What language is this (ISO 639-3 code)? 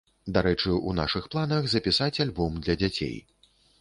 bel